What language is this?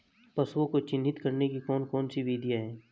Hindi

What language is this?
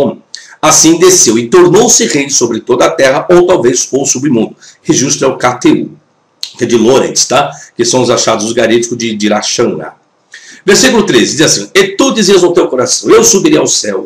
Portuguese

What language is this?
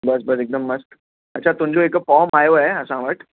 Sindhi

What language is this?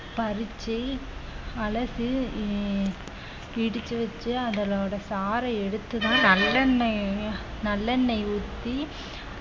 Tamil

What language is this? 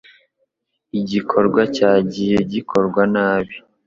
Kinyarwanda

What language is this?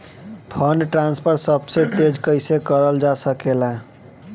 Bhojpuri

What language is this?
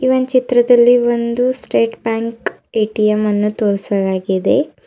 Kannada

